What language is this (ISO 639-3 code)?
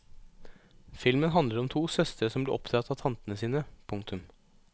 nor